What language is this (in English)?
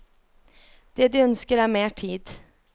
Norwegian